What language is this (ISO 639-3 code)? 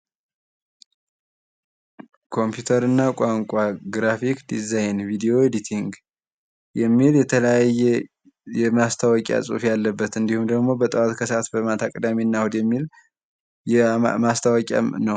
amh